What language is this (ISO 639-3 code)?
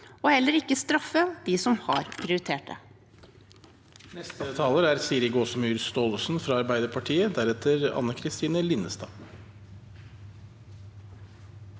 nor